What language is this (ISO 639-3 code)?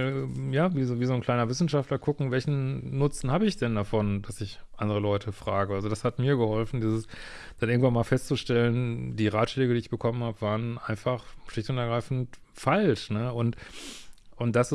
deu